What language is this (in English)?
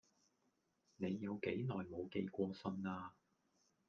Cantonese